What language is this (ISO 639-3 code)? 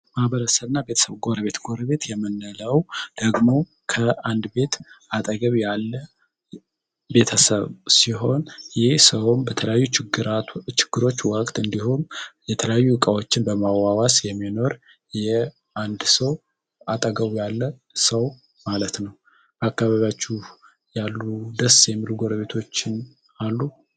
amh